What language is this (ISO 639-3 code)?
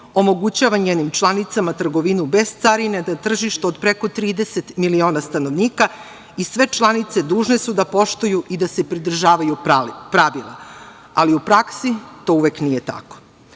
srp